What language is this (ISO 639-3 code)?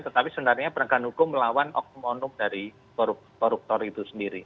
ind